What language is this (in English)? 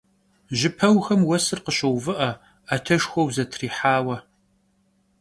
Kabardian